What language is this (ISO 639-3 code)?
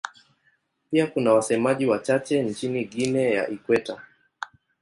swa